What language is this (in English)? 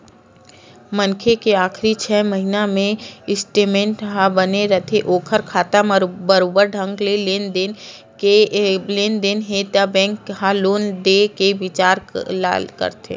Chhattisgarhi